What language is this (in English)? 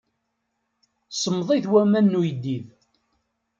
Kabyle